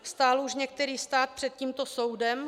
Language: Czech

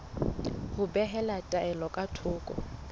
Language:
Southern Sotho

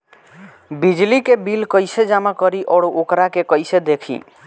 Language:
Bhojpuri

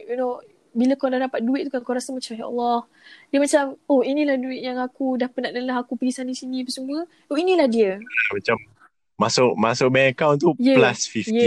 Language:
Malay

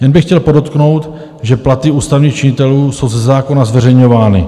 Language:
Czech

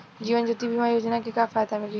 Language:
Bhojpuri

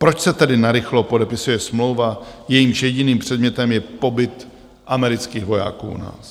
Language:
Czech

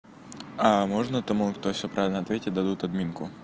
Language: Russian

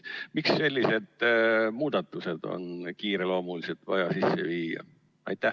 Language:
Estonian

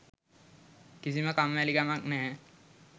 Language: Sinhala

